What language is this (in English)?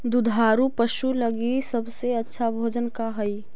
Magahi